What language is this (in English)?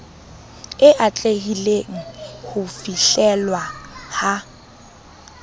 Southern Sotho